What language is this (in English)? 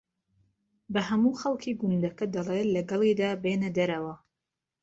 Central Kurdish